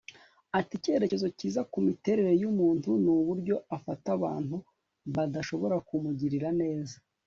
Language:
Kinyarwanda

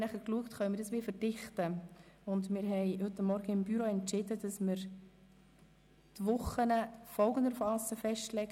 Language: Swiss German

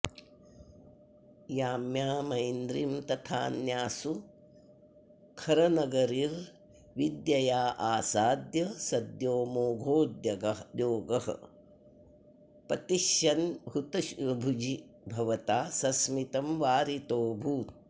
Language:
Sanskrit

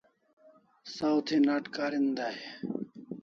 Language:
Kalasha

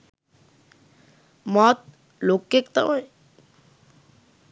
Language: Sinhala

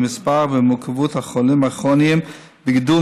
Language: Hebrew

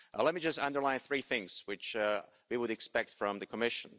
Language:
English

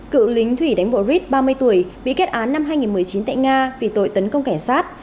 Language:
Vietnamese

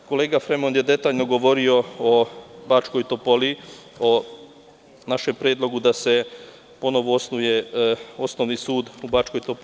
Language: Serbian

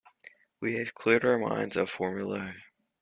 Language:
English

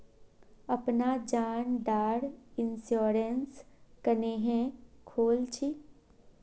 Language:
Magahi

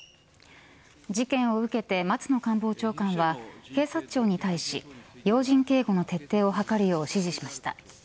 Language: Japanese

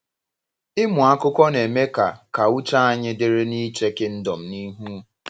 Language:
Igbo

